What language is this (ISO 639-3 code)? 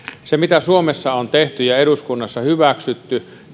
fin